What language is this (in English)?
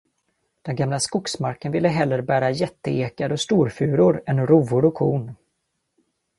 Swedish